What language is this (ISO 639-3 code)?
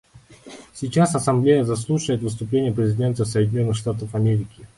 rus